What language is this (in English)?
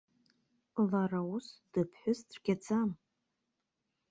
Abkhazian